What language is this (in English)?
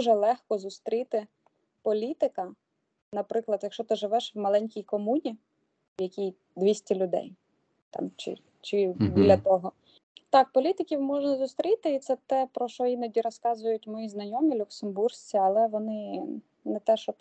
Ukrainian